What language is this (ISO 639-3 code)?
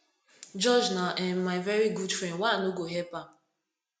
pcm